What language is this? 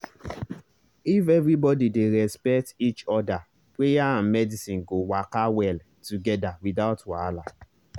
Nigerian Pidgin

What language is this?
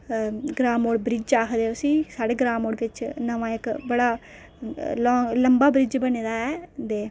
Dogri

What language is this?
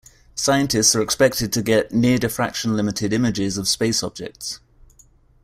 English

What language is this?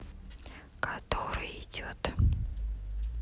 Russian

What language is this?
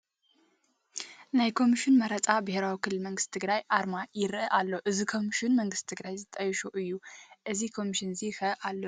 Tigrinya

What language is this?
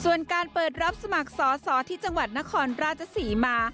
Thai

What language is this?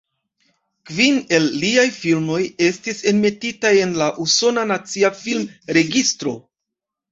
Esperanto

